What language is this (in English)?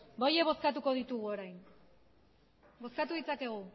Basque